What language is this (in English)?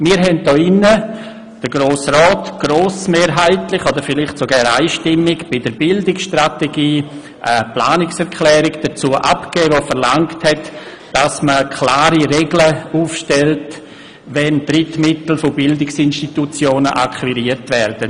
Swiss German